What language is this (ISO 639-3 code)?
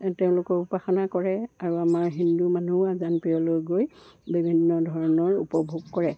asm